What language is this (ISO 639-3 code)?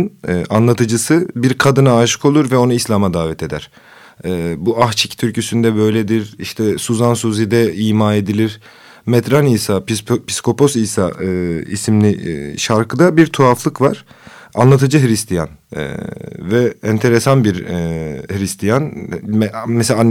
tur